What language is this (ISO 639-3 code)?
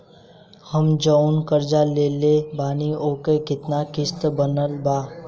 bho